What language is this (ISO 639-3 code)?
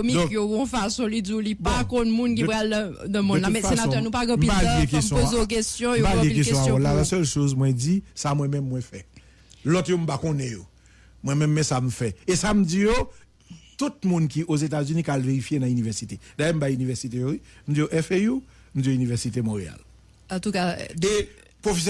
fra